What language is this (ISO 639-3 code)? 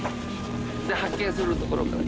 jpn